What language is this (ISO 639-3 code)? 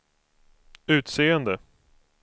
swe